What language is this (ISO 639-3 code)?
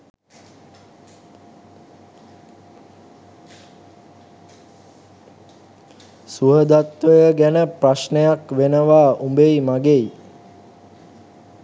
sin